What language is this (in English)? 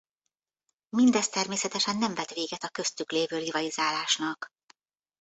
Hungarian